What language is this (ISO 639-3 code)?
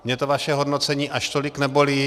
ces